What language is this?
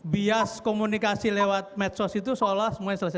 Indonesian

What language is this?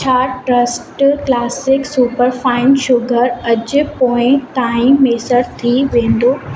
Sindhi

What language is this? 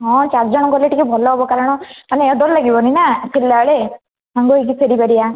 Odia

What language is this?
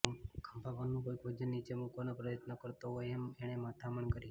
Gujarati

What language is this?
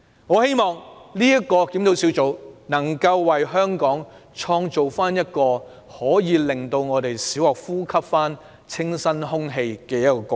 Cantonese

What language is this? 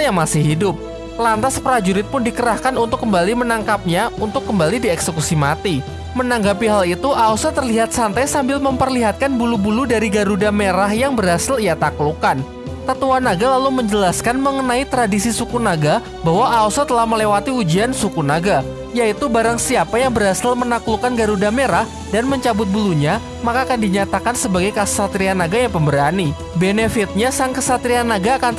Indonesian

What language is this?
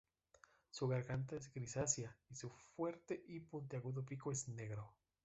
Spanish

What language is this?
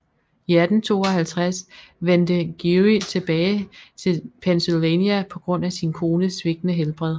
Danish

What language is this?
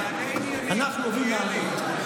Hebrew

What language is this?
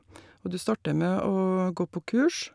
Norwegian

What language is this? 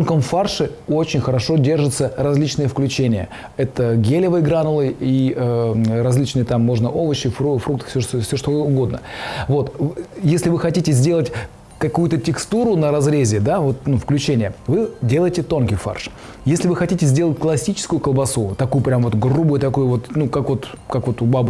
Russian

